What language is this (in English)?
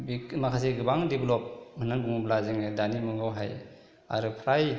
Bodo